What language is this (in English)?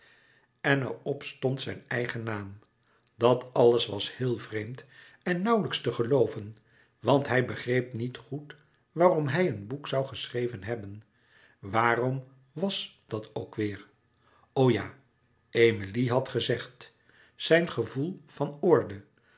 Dutch